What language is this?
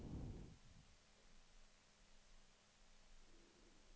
Swedish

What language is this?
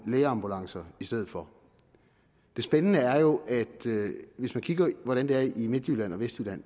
Danish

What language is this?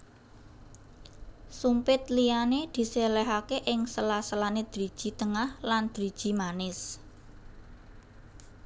Javanese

